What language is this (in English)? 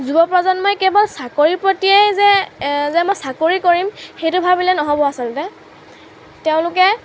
Assamese